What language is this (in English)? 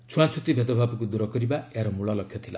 Odia